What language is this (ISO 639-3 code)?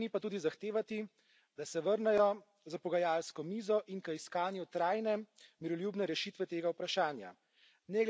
slv